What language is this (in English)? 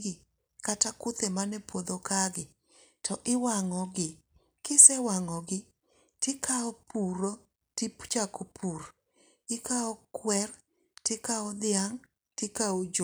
Luo (Kenya and Tanzania)